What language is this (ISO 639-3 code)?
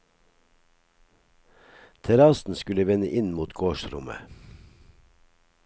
nor